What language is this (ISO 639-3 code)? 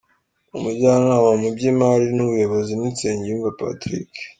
kin